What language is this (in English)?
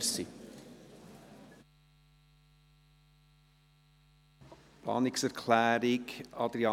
Swiss German